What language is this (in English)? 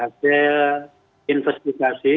Indonesian